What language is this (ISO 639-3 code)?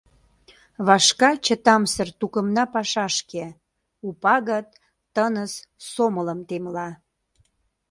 chm